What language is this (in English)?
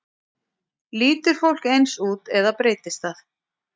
Icelandic